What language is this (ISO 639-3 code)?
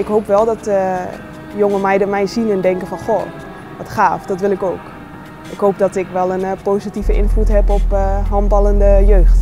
nld